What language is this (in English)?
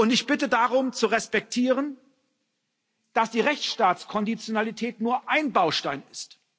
German